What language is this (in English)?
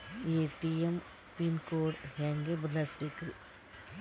Kannada